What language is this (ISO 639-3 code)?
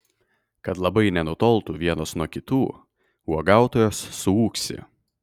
lit